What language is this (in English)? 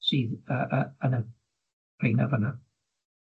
Welsh